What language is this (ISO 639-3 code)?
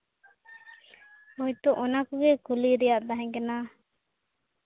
sat